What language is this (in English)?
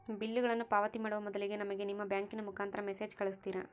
Kannada